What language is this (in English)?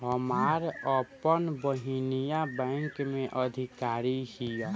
Bhojpuri